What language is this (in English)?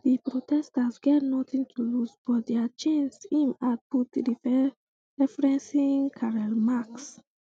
Nigerian Pidgin